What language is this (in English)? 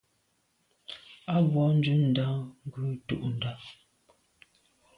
Medumba